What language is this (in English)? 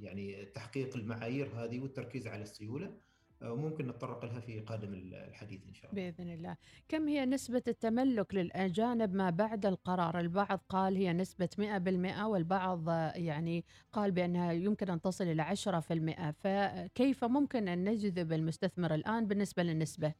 Arabic